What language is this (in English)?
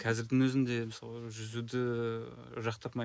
Kazakh